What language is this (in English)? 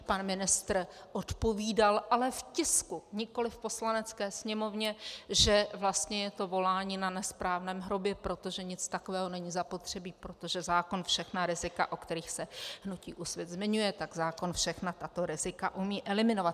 Czech